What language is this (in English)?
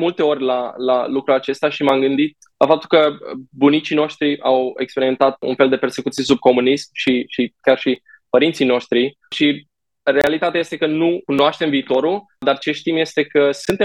Romanian